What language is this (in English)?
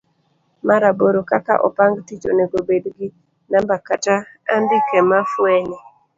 Luo (Kenya and Tanzania)